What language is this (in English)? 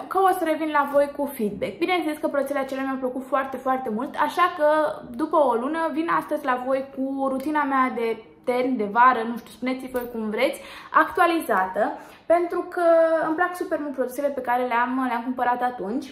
Romanian